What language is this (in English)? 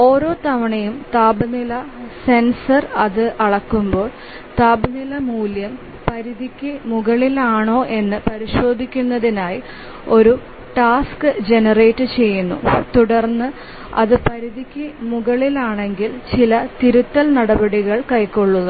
Malayalam